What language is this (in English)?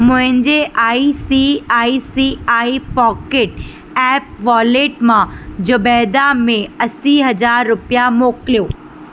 Sindhi